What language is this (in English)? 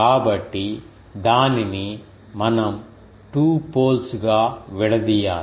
Telugu